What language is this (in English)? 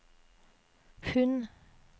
Norwegian